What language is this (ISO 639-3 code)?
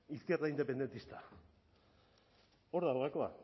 eus